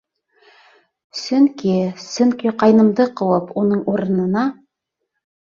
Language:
Bashkir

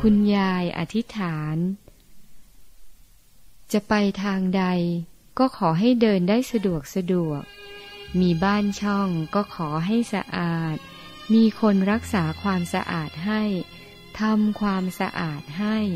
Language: Thai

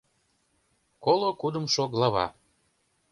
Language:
Mari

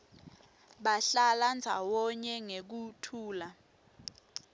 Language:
Swati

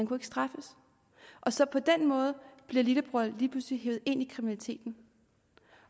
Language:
Danish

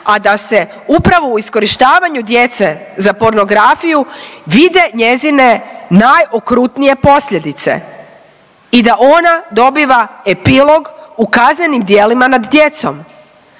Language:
Croatian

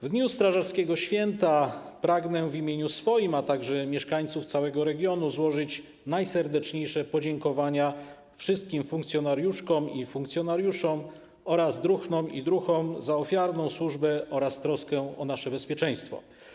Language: Polish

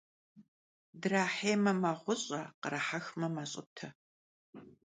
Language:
Kabardian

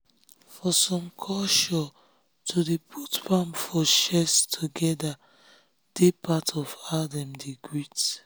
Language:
Nigerian Pidgin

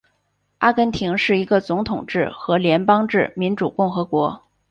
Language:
Chinese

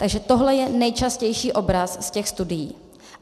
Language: Czech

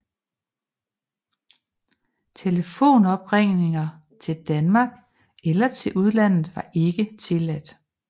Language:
Danish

